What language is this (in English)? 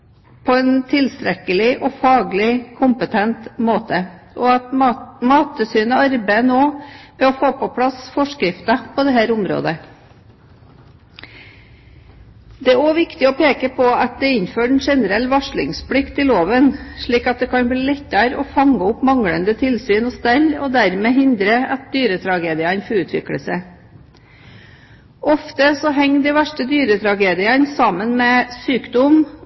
Norwegian Bokmål